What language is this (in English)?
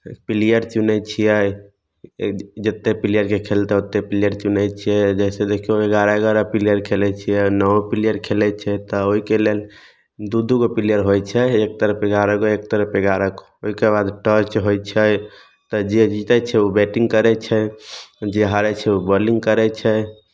Maithili